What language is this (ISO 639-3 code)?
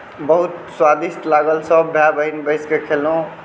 mai